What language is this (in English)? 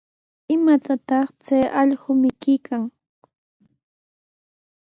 Sihuas Ancash Quechua